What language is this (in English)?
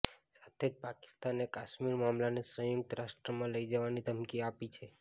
Gujarati